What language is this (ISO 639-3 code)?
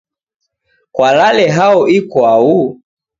dav